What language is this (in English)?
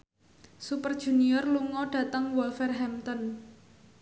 Javanese